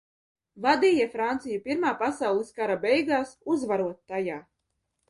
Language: Latvian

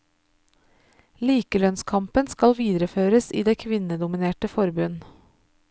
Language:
Norwegian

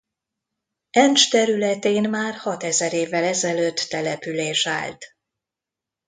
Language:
Hungarian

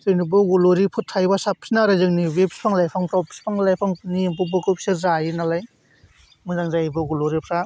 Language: Bodo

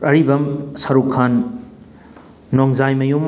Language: Manipuri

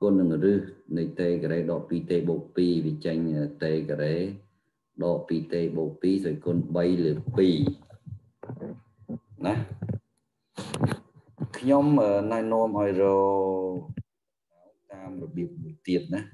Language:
Vietnamese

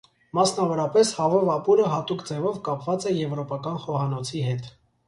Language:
Armenian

